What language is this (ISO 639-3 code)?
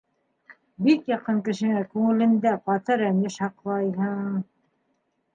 bak